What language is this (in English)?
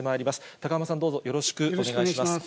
Japanese